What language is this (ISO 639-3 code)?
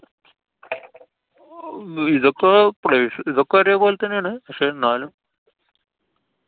mal